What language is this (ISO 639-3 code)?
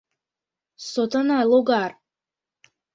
chm